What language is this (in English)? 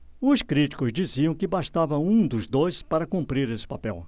Portuguese